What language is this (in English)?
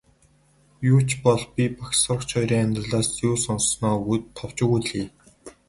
Mongolian